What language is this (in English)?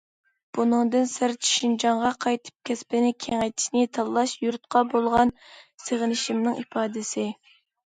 Uyghur